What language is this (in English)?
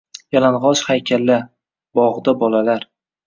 Uzbek